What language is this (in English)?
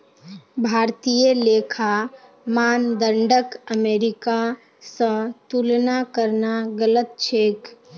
Magahi